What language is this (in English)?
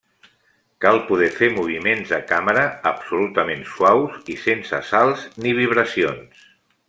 Catalan